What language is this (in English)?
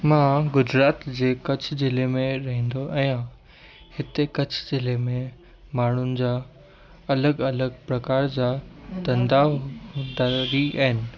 Sindhi